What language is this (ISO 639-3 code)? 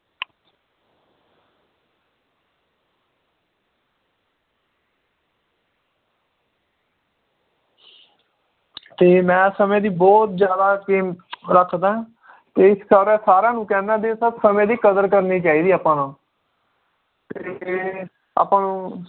pan